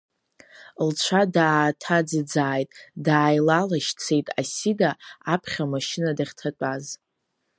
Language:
Abkhazian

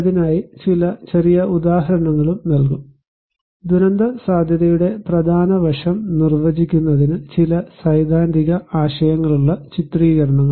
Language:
Malayalam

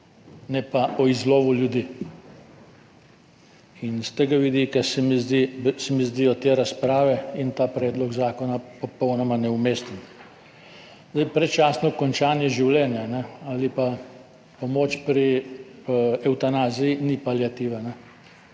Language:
Slovenian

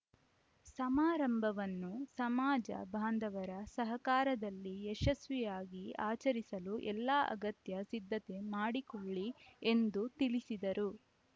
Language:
Kannada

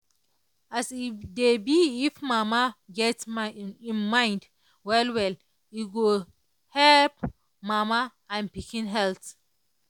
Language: Nigerian Pidgin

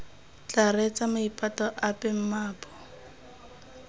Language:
Tswana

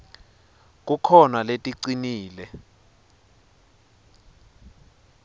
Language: Swati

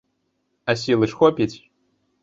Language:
Belarusian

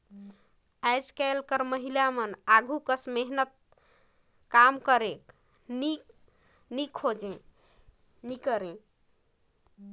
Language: Chhattisgarhi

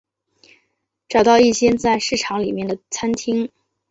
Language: Chinese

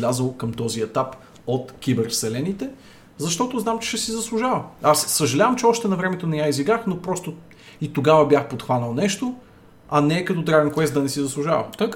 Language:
Bulgarian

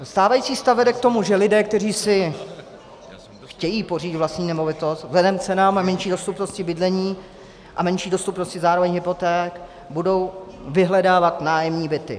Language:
Czech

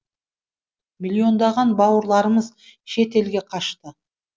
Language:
Kazakh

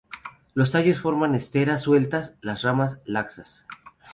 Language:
Spanish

